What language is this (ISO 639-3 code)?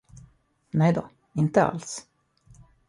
swe